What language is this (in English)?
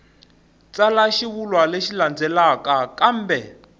Tsonga